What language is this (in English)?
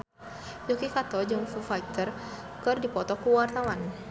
Sundanese